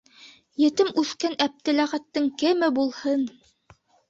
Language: Bashkir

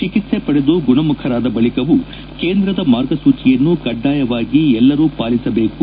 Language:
Kannada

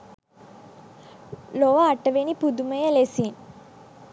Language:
Sinhala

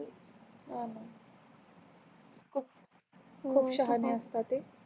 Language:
Marathi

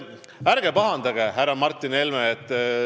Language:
Estonian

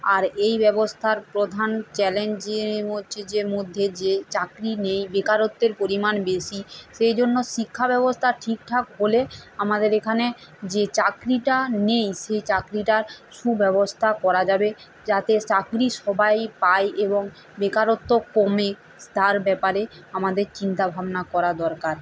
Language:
Bangla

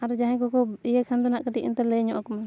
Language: Santali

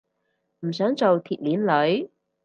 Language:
Cantonese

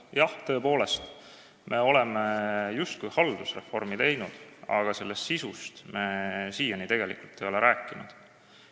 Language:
Estonian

